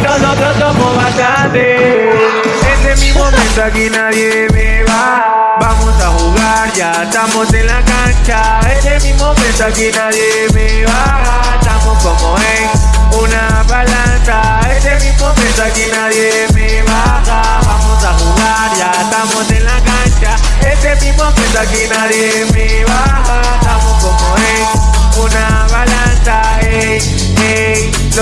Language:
Spanish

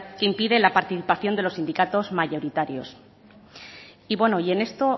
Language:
Spanish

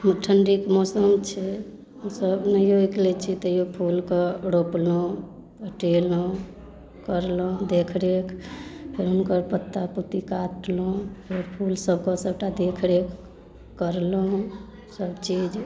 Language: Maithili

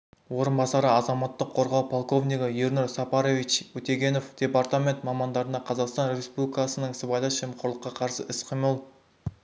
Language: Kazakh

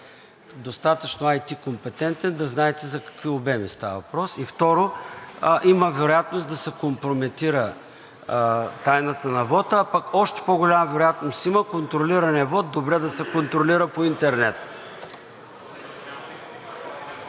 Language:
Bulgarian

